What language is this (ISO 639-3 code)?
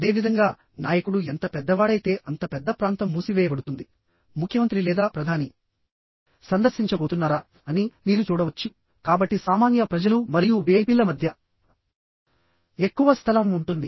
tel